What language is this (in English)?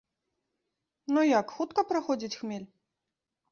Belarusian